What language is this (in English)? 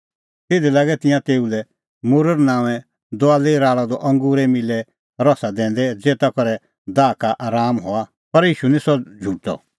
Kullu Pahari